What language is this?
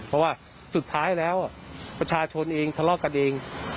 Thai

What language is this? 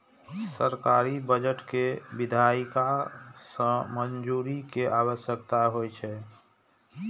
Maithili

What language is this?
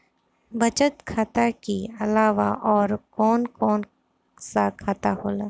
Bhojpuri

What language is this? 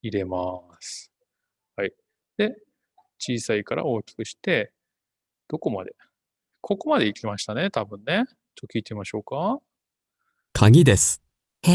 Japanese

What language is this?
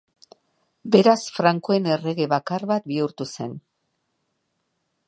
Basque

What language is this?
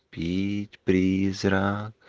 Russian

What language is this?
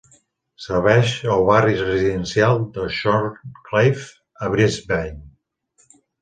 Catalan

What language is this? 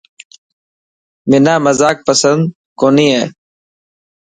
Dhatki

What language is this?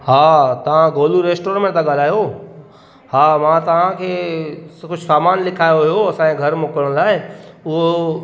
Sindhi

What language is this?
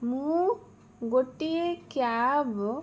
Odia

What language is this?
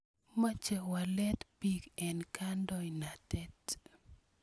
Kalenjin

